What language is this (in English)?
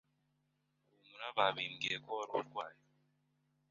Kinyarwanda